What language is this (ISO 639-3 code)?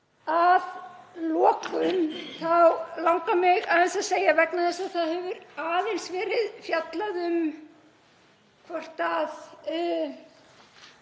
isl